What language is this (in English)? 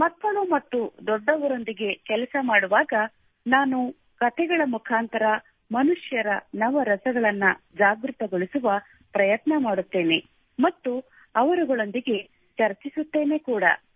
Kannada